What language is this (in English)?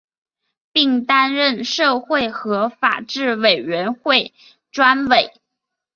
Chinese